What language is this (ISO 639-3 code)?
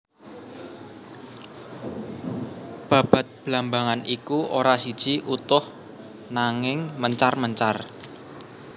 jav